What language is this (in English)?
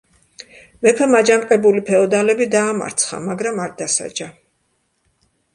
Georgian